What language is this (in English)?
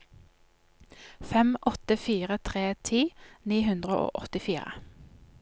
Norwegian